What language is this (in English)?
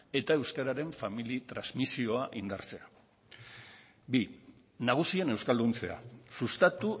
Basque